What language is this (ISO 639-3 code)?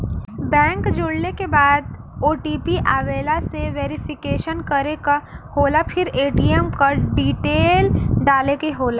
bho